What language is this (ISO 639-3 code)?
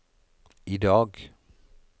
nor